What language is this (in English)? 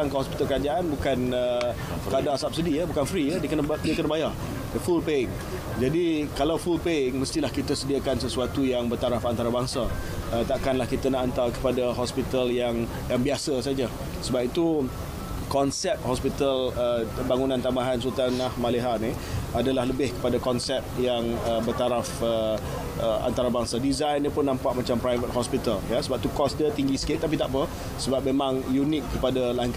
Malay